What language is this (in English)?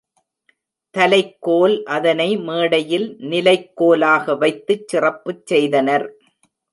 Tamil